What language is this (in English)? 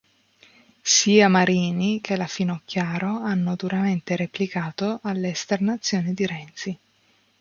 Italian